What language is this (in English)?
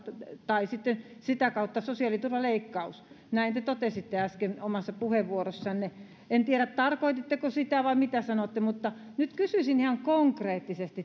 Finnish